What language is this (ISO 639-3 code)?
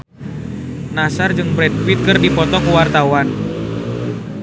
sun